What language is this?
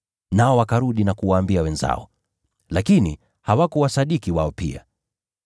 Swahili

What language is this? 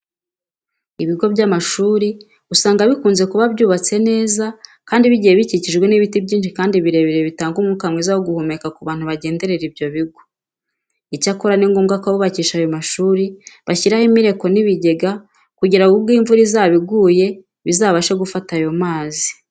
Kinyarwanda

